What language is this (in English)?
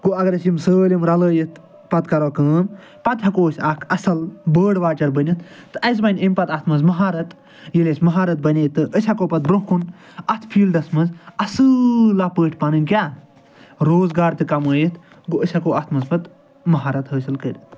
Kashmiri